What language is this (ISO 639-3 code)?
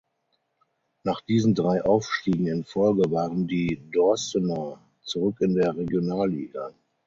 deu